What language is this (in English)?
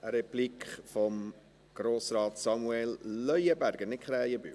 Swiss German